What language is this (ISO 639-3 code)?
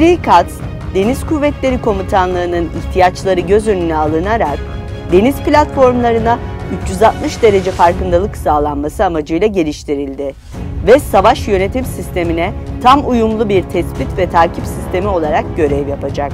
tur